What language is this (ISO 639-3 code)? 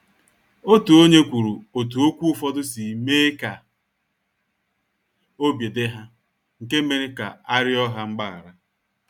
ibo